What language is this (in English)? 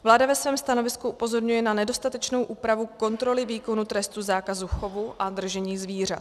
Czech